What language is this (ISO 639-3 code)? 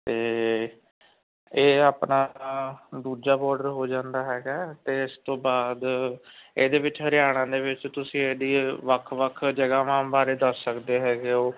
pan